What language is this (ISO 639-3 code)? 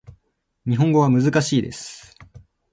jpn